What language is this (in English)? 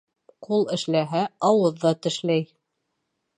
Bashkir